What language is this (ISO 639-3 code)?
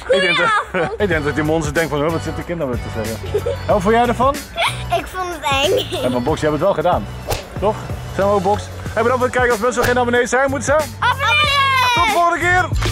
nld